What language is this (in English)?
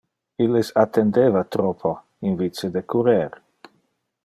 Interlingua